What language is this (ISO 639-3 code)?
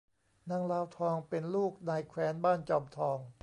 tha